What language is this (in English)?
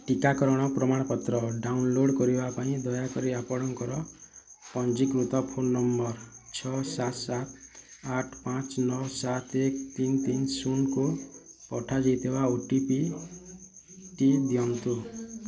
Odia